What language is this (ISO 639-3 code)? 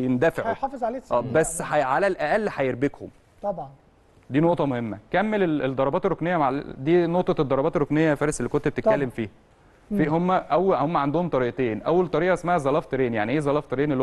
ara